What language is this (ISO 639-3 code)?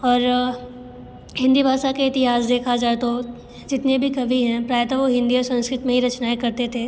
hin